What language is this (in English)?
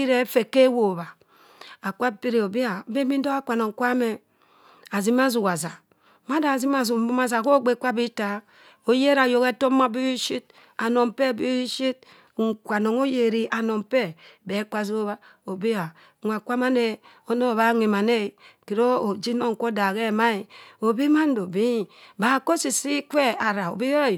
Cross River Mbembe